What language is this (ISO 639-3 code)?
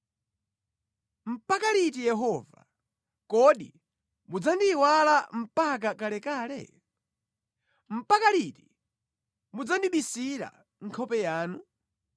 nya